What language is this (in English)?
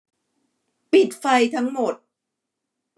Thai